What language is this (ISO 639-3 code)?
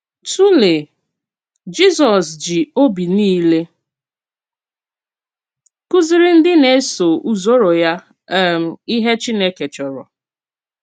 ibo